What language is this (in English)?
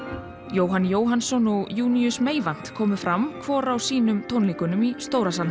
Icelandic